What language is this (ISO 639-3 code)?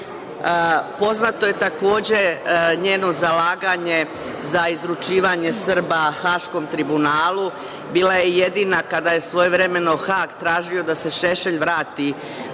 srp